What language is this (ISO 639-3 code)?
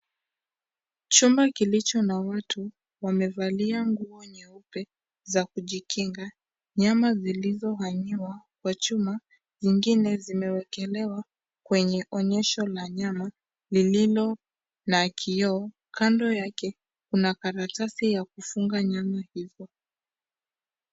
swa